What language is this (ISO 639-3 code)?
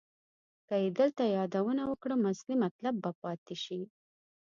pus